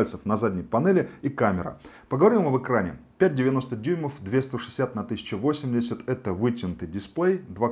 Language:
Russian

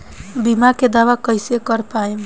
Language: Bhojpuri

